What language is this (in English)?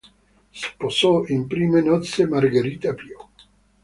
Italian